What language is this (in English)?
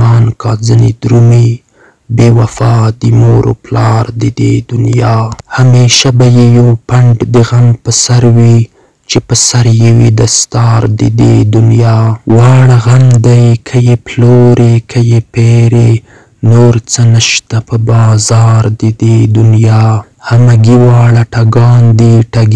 Romanian